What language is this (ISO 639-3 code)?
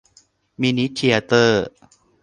tha